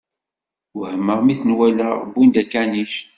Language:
Kabyle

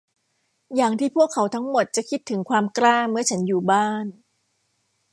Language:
Thai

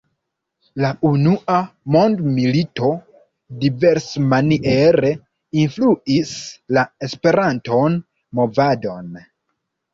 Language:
Esperanto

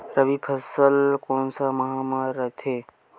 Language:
Chhattisgarhi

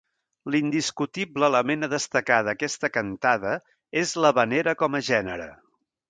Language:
Catalan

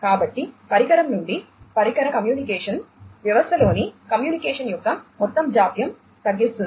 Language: Telugu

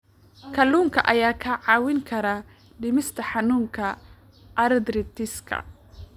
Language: Somali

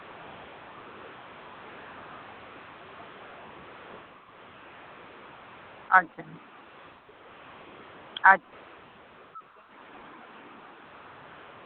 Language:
Santali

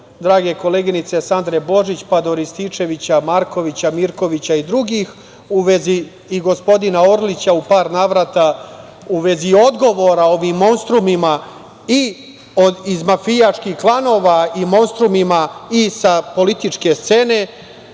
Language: Serbian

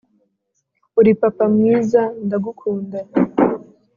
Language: Kinyarwanda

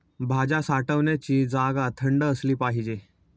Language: Marathi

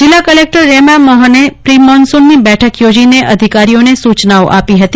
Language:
Gujarati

